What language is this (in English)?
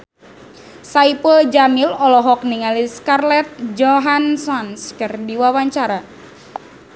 Sundanese